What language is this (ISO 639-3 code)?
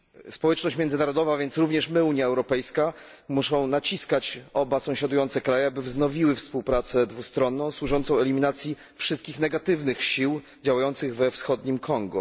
pol